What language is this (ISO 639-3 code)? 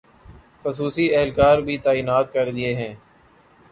urd